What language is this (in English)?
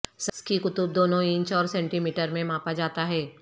Urdu